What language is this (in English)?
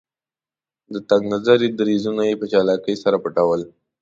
Pashto